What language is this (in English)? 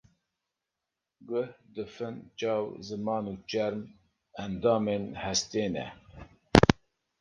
Kurdish